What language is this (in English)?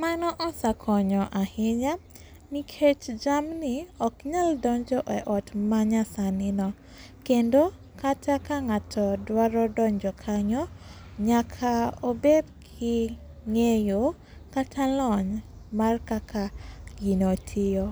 Luo (Kenya and Tanzania)